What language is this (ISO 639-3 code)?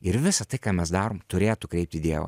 lit